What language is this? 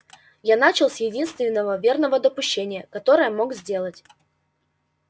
Russian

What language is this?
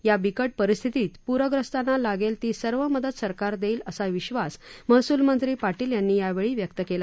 Marathi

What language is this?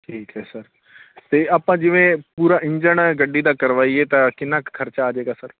Punjabi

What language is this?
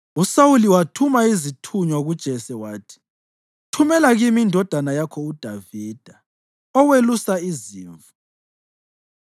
North Ndebele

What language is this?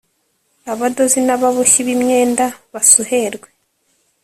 Kinyarwanda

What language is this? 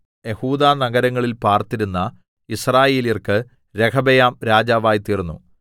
Malayalam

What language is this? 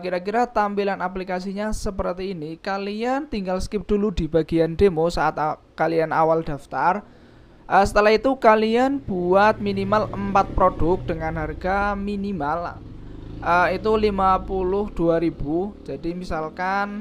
Indonesian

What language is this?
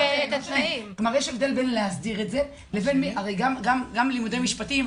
Hebrew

